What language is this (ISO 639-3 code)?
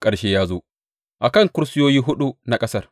hau